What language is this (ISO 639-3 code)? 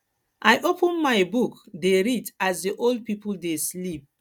pcm